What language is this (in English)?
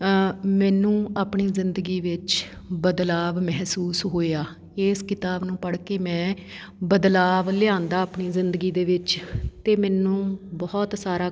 Punjabi